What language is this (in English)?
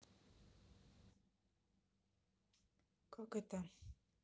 Russian